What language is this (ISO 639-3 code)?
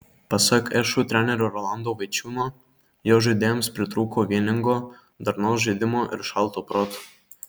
lit